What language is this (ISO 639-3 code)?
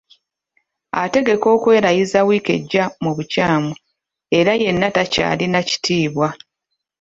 lug